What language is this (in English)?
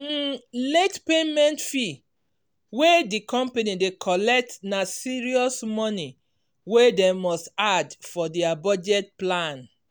Nigerian Pidgin